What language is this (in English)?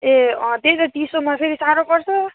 Nepali